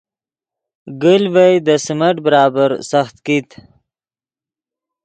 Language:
Yidgha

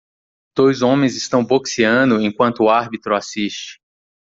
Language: Portuguese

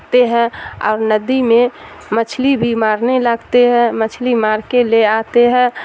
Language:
Urdu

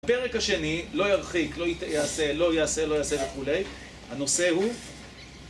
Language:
Hebrew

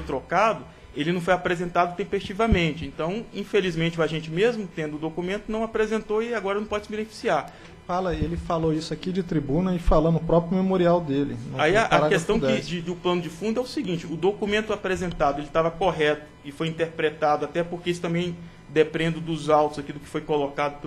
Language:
Portuguese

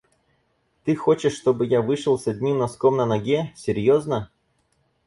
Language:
Russian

